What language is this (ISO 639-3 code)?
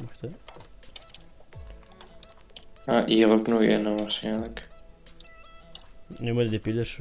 nld